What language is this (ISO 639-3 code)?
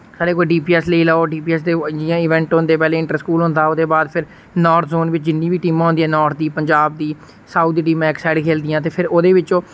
doi